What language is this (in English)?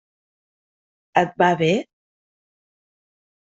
Catalan